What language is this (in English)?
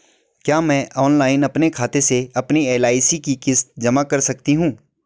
Hindi